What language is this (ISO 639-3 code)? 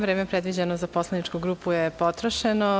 srp